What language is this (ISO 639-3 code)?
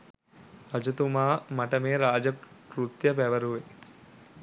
sin